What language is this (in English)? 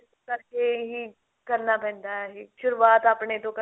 Punjabi